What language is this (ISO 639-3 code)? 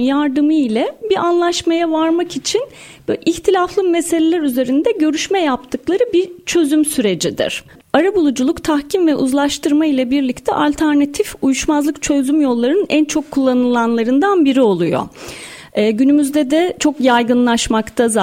tur